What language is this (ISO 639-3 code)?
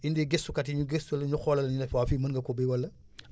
wol